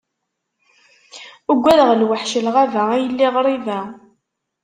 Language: Kabyle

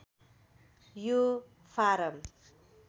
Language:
Nepali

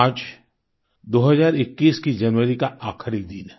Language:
Hindi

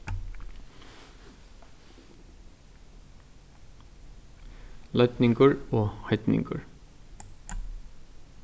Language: Faroese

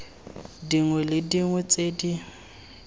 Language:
Tswana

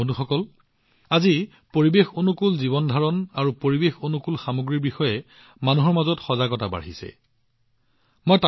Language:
Assamese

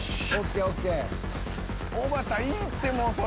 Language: Japanese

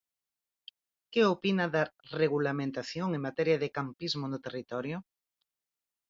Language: Galician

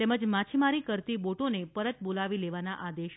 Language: Gujarati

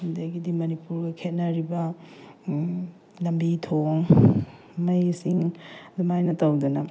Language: Manipuri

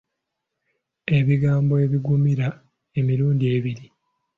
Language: Ganda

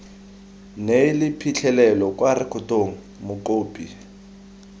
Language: Tswana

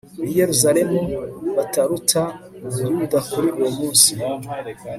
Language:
Kinyarwanda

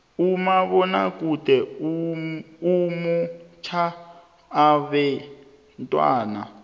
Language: South Ndebele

